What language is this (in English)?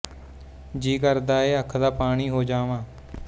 Punjabi